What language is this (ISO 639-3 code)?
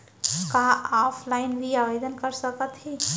hne